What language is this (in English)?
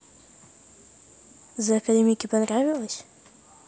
Russian